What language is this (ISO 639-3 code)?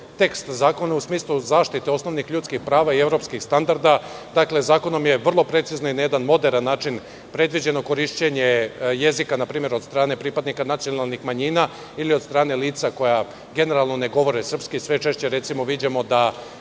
srp